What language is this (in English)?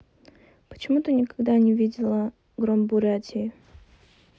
Russian